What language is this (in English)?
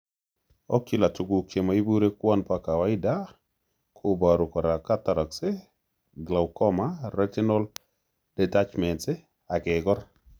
Kalenjin